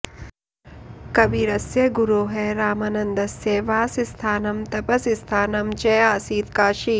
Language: Sanskrit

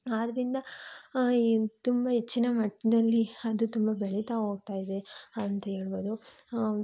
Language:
Kannada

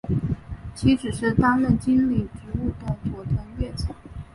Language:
Chinese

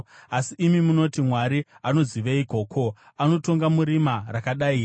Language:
Shona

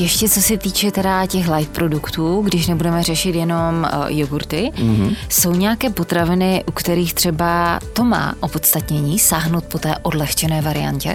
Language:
Czech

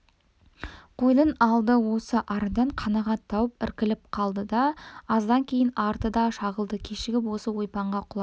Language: Kazakh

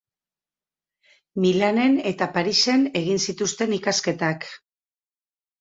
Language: Basque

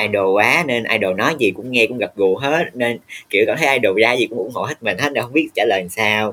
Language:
Vietnamese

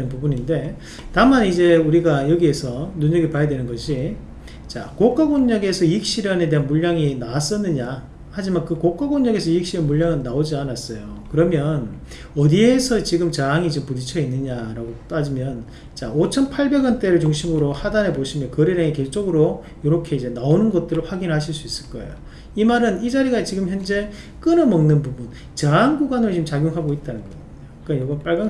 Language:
Korean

